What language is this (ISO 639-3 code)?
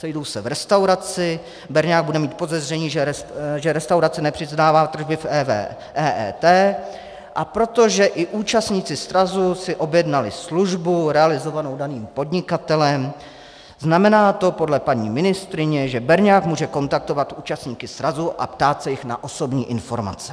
ces